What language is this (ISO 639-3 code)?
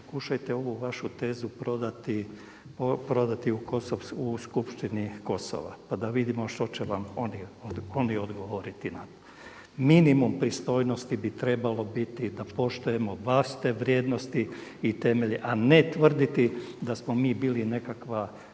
hrv